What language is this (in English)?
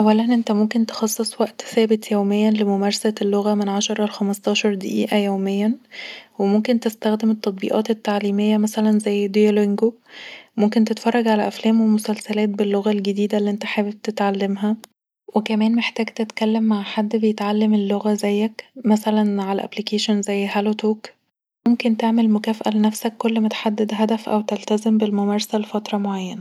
Egyptian Arabic